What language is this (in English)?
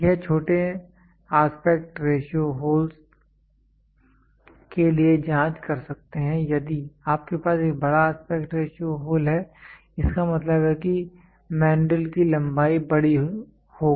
Hindi